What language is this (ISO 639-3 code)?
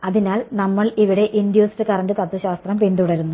mal